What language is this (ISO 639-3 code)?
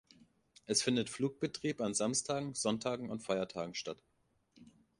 deu